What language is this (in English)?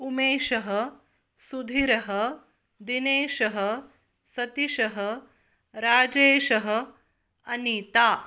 Sanskrit